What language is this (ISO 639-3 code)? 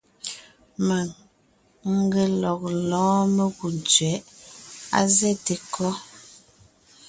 nnh